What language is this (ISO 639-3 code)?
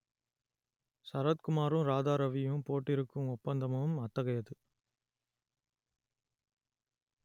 tam